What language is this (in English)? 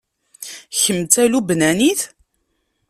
Kabyle